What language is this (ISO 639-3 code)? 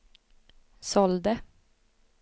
swe